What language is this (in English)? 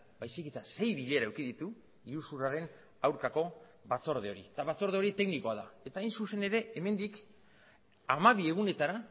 Basque